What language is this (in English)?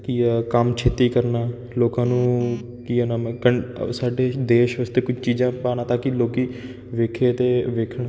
Punjabi